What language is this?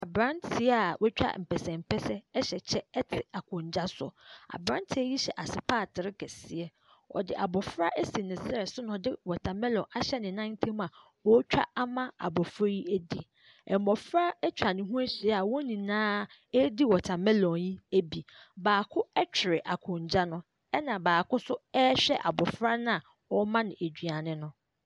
Akan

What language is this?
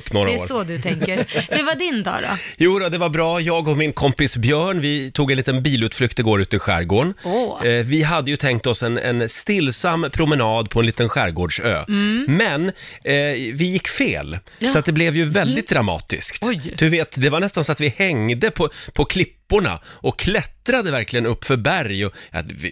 Swedish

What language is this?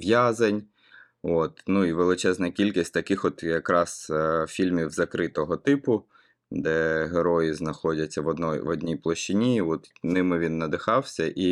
Ukrainian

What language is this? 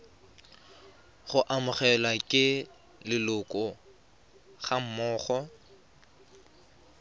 Tswana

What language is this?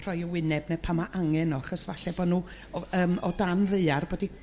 Welsh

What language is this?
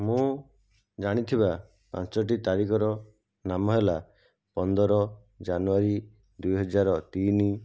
Odia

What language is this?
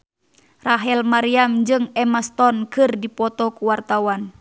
Sundanese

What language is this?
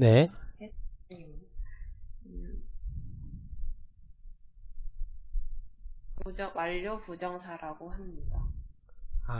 Korean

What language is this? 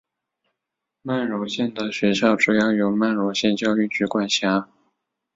Chinese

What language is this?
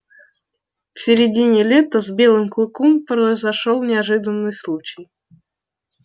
Russian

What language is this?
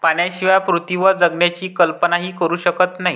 Marathi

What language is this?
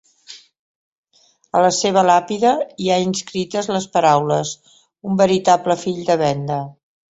Catalan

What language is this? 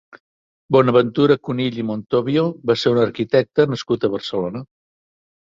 Catalan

